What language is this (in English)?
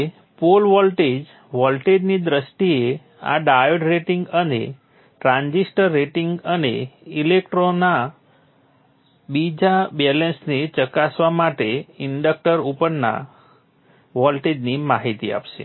Gujarati